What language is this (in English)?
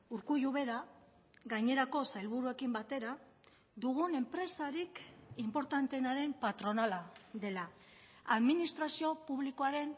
Basque